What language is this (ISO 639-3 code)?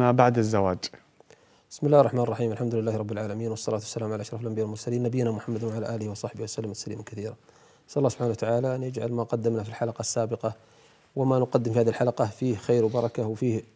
ara